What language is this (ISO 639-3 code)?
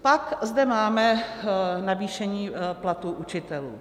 ces